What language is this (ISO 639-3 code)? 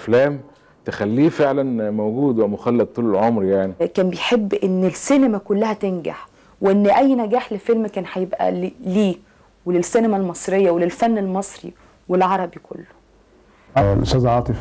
ara